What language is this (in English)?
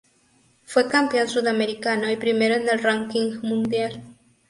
Spanish